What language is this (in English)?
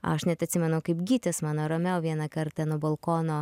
Lithuanian